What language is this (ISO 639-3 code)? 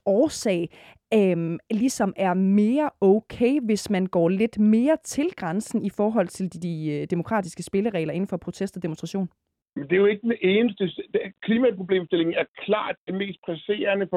dan